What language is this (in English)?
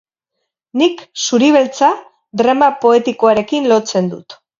Basque